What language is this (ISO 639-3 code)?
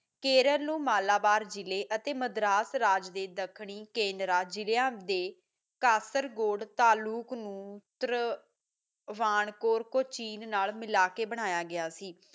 pan